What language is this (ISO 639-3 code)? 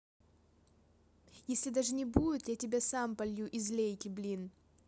rus